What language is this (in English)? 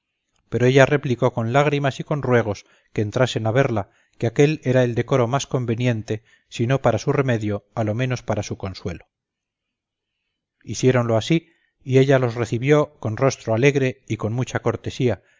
Spanish